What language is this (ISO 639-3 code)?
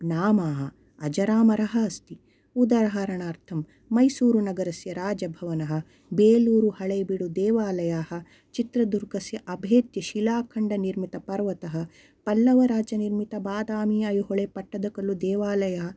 san